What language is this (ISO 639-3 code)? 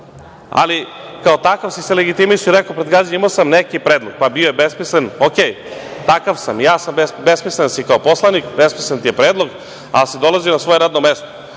srp